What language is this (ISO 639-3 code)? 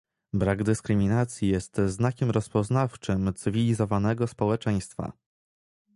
pol